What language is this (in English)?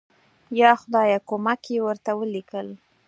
Pashto